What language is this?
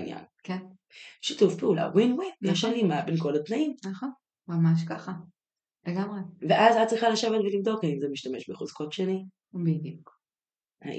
Hebrew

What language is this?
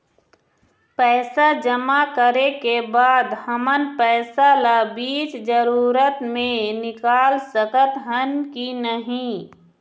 Chhattisgarhi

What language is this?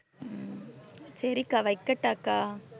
Tamil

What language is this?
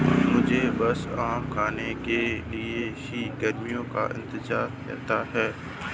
Hindi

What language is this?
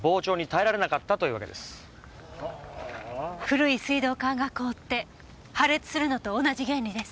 Japanese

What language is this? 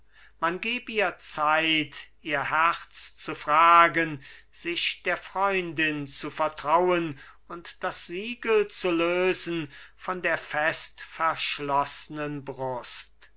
German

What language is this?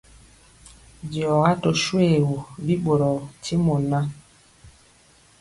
Mpiemo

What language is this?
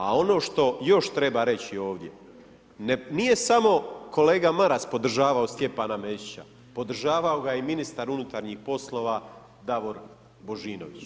Croatian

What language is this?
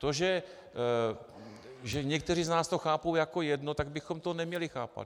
Czech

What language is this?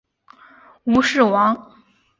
Chinese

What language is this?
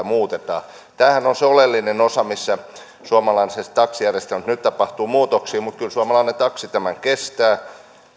Finnish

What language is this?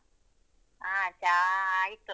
Kannada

